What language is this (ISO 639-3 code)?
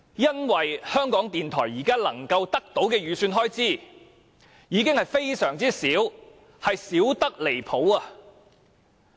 yue